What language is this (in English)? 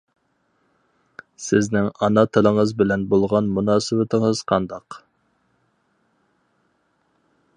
Uyghur